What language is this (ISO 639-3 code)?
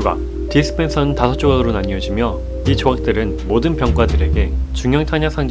kor